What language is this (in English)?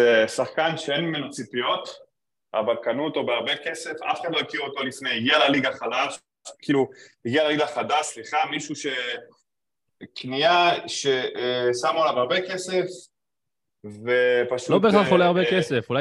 Hebrew